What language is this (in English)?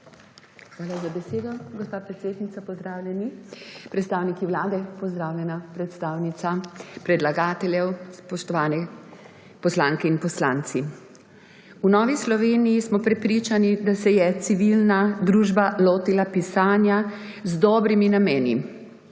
Slovenian